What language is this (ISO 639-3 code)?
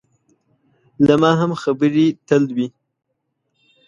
pus